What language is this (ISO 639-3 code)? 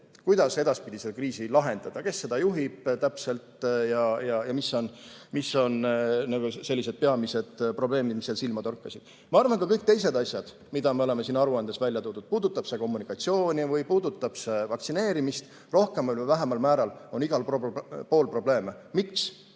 est